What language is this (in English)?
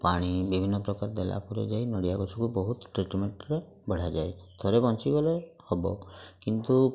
Odia